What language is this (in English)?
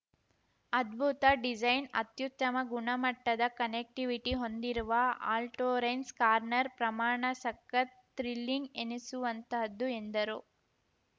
Kannada